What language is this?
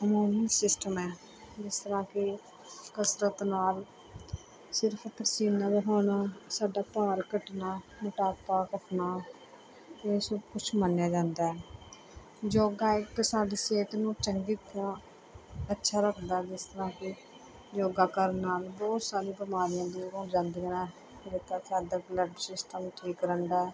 Punjabi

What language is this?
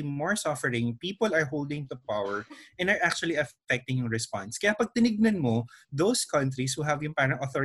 Filipino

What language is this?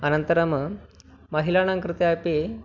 Sanskrit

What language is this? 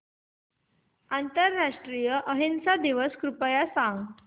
Marathi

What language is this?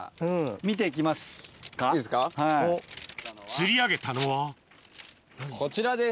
Japanese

